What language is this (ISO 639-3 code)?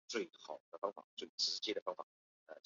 zho